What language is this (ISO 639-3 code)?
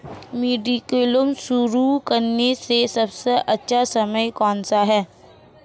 hin